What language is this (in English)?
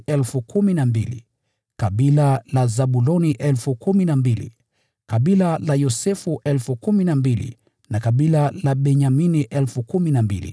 Swahili